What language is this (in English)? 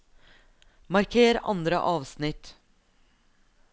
Norwegian